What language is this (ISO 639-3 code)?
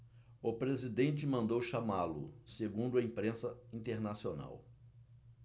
por